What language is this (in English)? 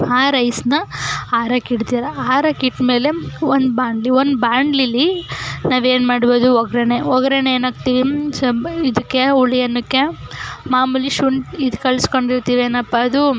Kannada